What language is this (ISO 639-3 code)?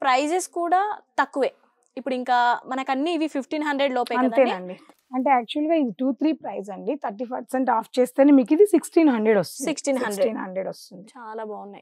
tel